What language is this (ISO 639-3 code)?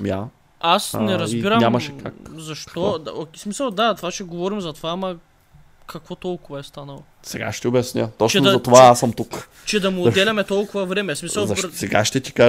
bul